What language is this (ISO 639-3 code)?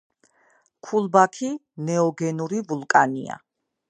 kat